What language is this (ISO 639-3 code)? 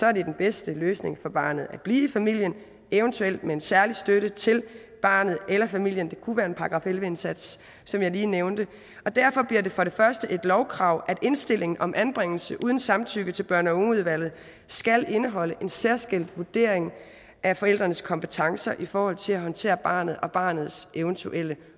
dan